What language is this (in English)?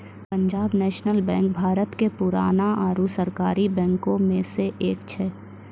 Maithili